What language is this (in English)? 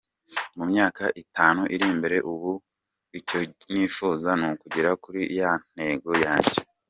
Kinyarwanda